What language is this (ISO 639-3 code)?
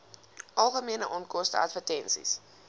afr